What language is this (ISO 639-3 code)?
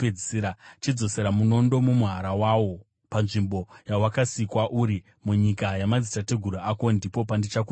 sna